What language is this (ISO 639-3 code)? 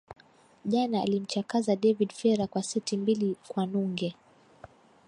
swa